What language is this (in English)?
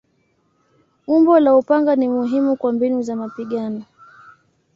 Swahili